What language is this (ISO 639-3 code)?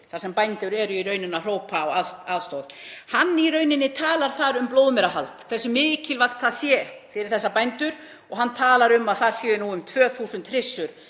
isl